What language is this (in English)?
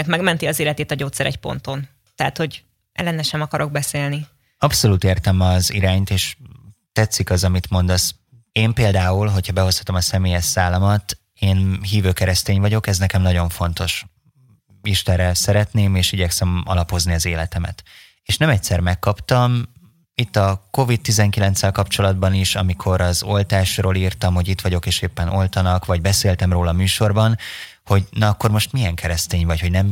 Hungarian